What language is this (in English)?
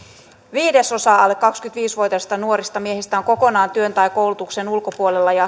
Finnish